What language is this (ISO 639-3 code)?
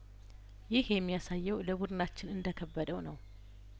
amh